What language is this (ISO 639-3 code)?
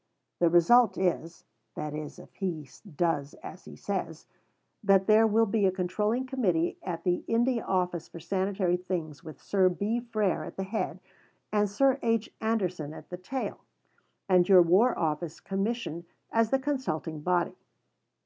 eng